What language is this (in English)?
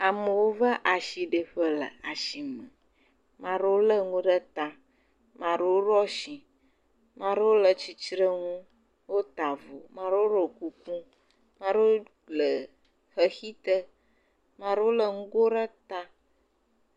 Ewe